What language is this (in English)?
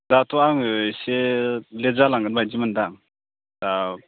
Bodo